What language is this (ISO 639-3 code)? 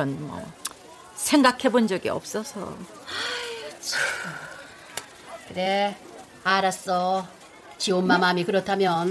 kor